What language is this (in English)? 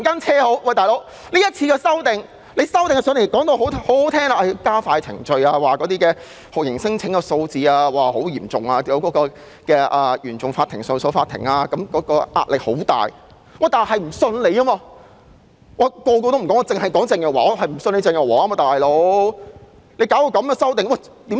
Cantonese